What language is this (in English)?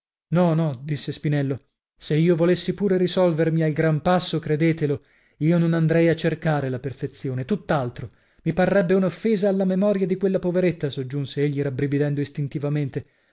Italian